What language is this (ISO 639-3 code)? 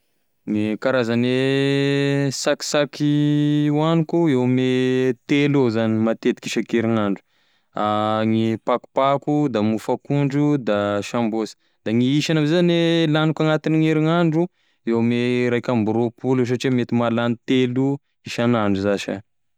tkg